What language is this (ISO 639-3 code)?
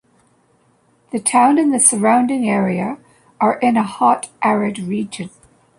eng